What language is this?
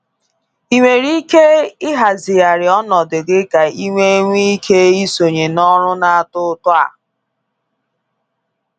Igbo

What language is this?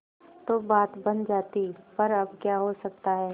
Hindi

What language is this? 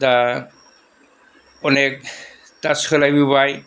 Bodo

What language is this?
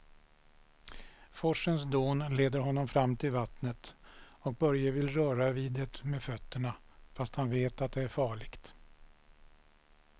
Swedish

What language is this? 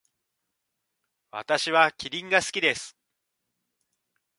Japanese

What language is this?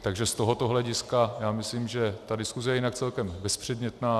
Czech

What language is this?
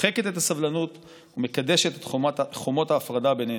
Hebrew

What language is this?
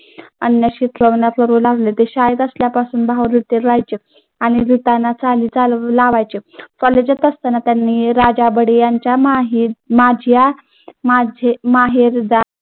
Marathi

